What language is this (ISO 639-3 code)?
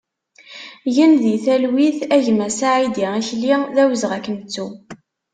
kab